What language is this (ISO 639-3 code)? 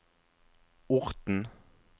nor